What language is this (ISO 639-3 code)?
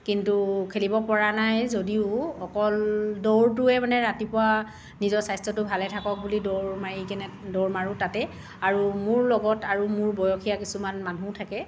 asm